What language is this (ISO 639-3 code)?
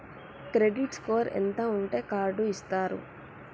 tel